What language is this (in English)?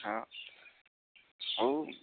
Odia